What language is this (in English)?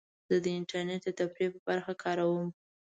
Pashto